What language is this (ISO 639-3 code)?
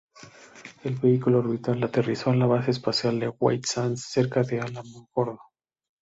spa